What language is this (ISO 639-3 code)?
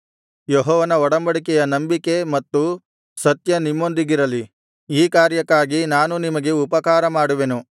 kan